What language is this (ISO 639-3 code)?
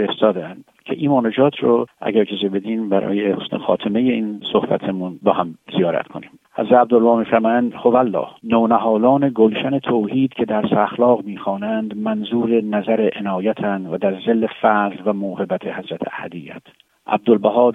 fas